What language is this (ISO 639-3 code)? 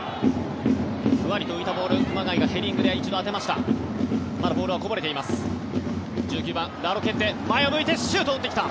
jpn